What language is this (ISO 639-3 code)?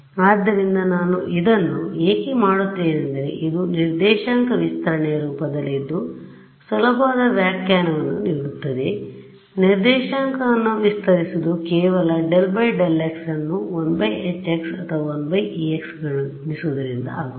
kan